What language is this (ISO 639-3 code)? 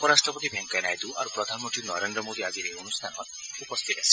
asm